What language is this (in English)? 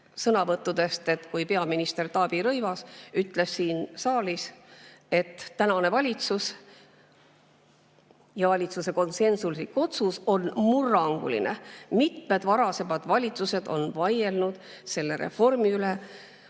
Estonian